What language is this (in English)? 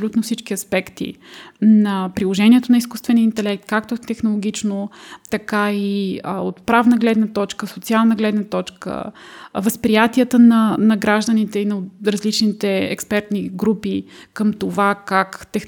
Bulgarian